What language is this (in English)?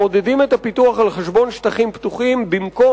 Hebrew